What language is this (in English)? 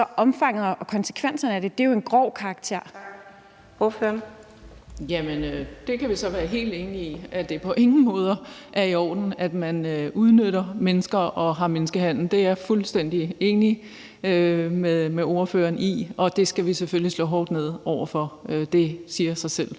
Danish